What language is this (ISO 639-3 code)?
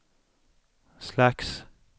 swe